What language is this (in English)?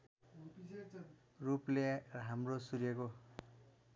Nepali